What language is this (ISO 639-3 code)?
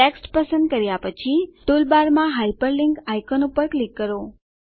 guj